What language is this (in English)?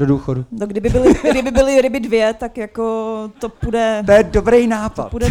Czech